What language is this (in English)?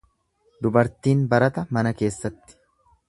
Oromo